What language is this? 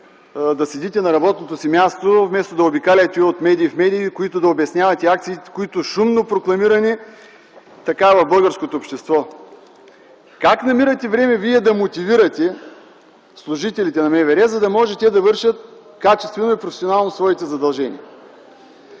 Bulgarian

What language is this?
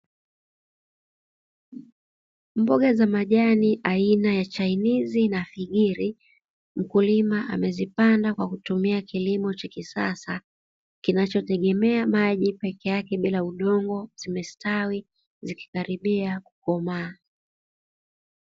Swahili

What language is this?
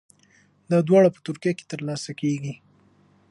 Pashto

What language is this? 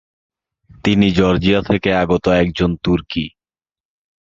Bangla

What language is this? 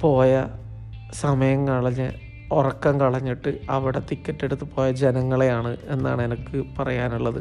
Malayalam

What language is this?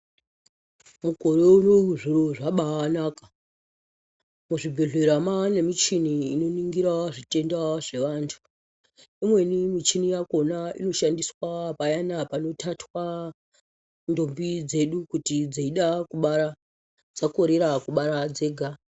Ndau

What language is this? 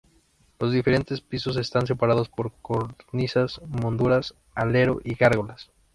Spanish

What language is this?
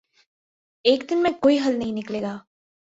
Urdu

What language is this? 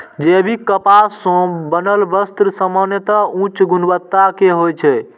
Maithili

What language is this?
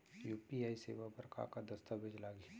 Chhattisgarhi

